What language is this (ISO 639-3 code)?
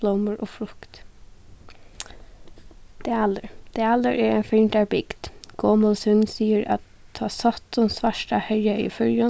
fao